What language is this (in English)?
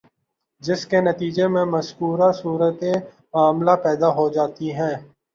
Urdu